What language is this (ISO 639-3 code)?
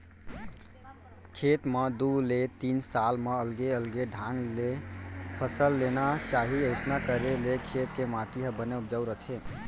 hne